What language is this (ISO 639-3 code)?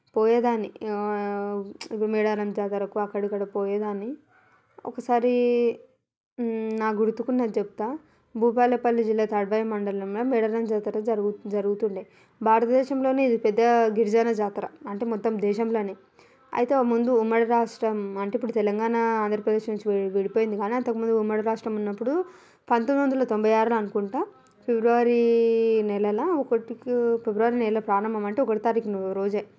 tel